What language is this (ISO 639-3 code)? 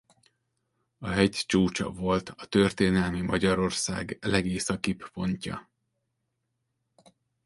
hun